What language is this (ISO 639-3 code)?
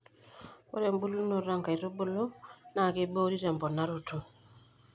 mas